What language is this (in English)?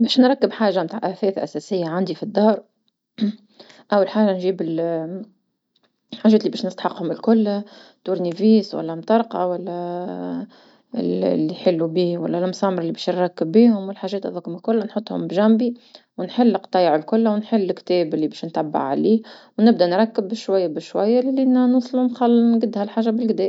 Tunisian Arabic